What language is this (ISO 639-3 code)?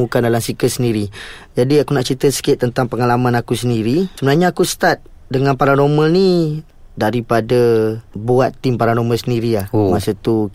msa